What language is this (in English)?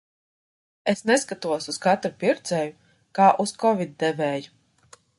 Latvian